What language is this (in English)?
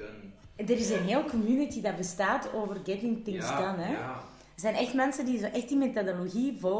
Dutch